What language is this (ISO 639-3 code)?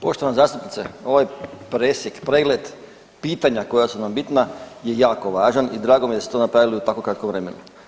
hrv